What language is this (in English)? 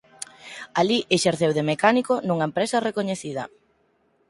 Galician